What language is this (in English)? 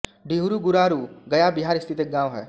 Hindi